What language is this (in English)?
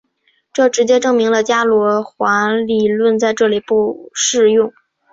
Chinese